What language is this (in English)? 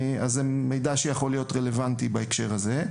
Hebrew